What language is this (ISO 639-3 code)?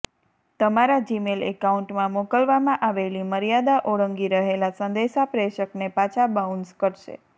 guj